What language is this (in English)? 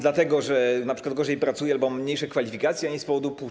Polish